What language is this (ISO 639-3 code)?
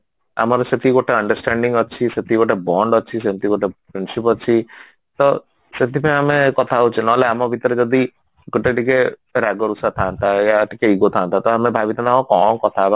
ori